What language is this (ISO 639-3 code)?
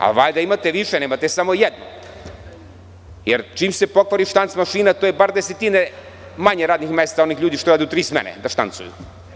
srp